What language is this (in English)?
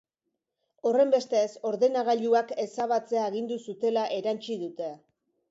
Basque